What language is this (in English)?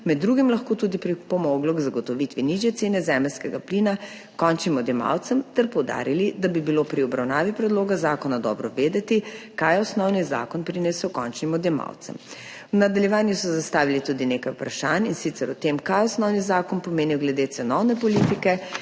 Slovenian